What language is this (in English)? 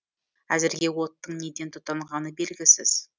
Kazakh